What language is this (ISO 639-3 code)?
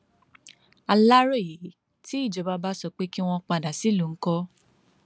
yor